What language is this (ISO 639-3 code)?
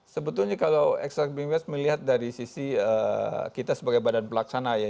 ind